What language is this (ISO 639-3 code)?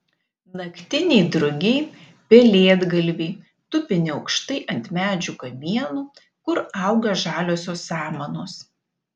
lit